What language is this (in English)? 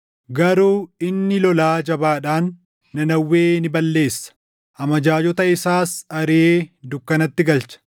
Oromo